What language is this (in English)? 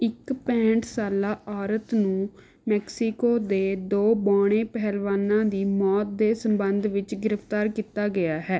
Punjabi